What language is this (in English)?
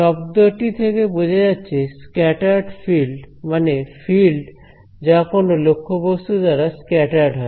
Bangla